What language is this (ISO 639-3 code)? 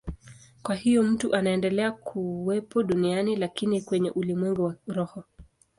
swa